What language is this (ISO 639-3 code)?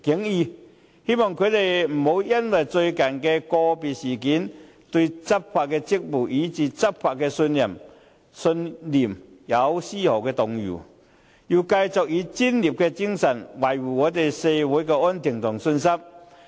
yue